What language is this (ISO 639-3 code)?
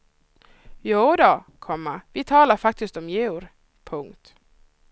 swe